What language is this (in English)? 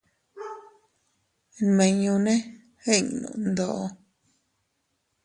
Teutila Cuicatec